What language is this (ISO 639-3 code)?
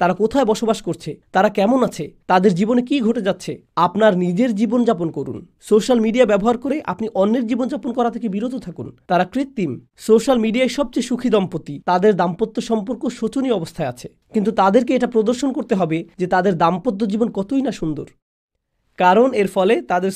ara